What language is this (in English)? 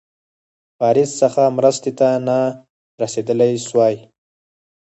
Pashto